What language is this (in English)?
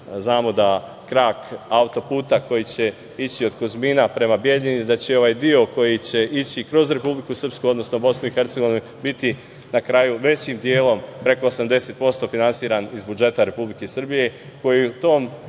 Serbian